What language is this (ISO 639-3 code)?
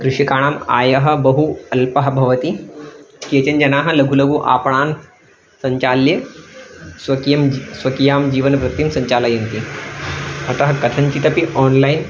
san